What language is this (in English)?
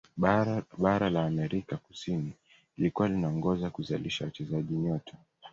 Swahili